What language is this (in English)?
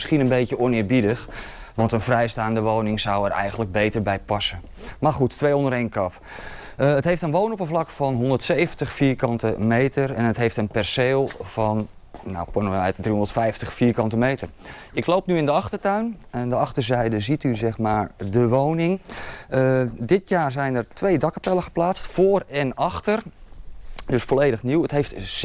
Dutch